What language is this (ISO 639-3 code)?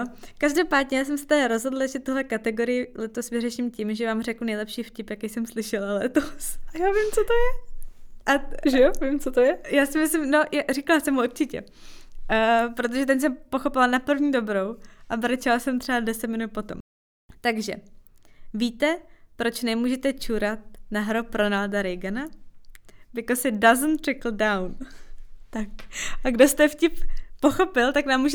ces